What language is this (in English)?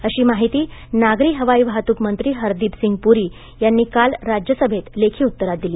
Marathi